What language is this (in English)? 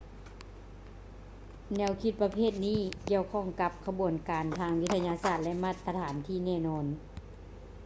Lao